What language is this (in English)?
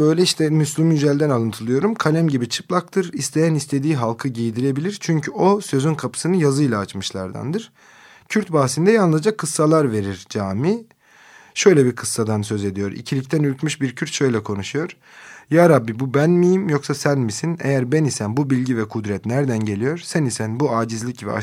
Turkish